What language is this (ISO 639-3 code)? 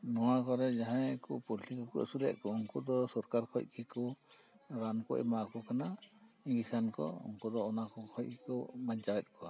sat